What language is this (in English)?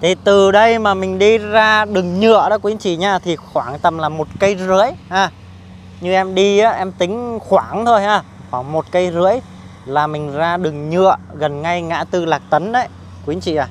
Vietnamese